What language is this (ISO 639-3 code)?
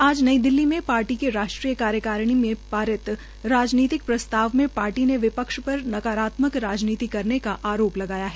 hin